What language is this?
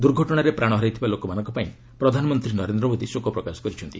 Odia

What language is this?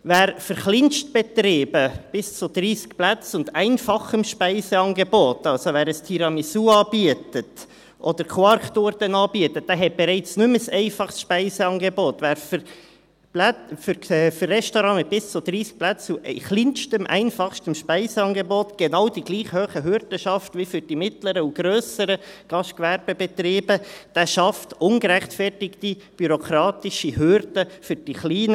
Swiss German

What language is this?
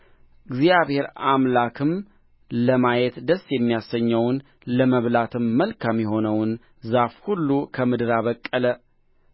Amharic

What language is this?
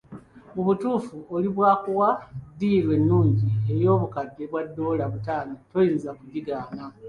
Ganda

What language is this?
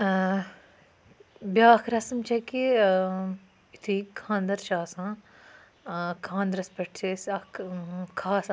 Kashmiri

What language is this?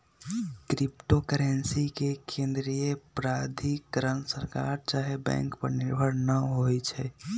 Magahi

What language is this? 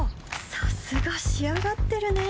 Japanese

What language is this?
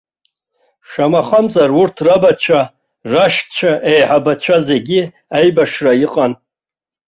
Abkhazian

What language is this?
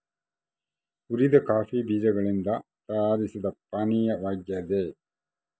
Kannada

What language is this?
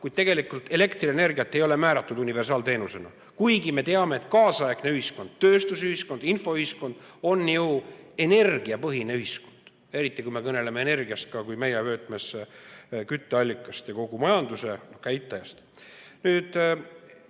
Estonian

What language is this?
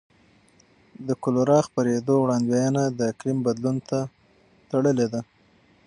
Pashto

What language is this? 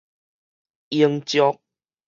Min Nan Chinese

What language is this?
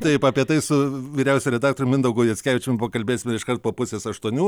Lithuanian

